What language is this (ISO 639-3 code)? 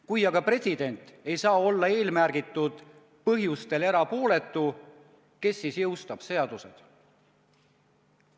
est